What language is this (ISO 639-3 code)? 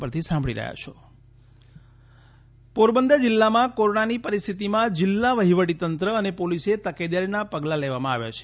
guj